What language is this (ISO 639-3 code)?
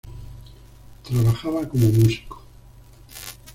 spa